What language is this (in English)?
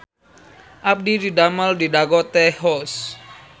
Sundanese